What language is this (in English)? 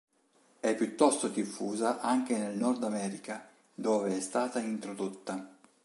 Italian